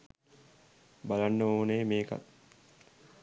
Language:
Sinhala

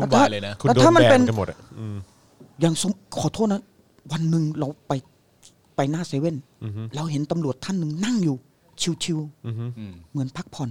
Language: Thai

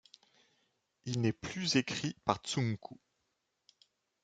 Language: French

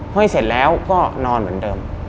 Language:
Thai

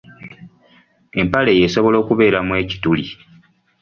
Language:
Ganda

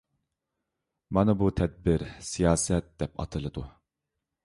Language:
Uyghur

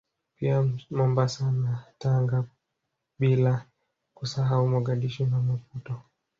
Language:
Swahili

